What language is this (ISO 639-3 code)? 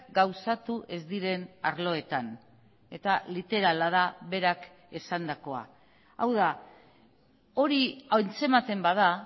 eus